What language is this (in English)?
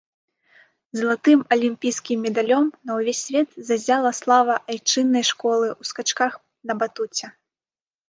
Belarusian